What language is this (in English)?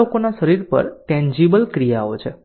Gujarati